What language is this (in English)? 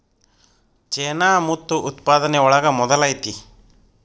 Kannada